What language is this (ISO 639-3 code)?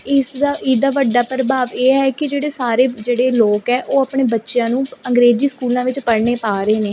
pan